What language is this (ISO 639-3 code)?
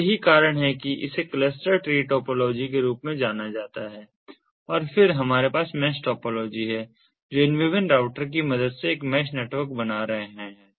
hin